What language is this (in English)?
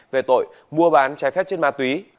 Vietnamese